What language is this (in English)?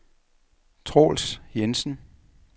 Danish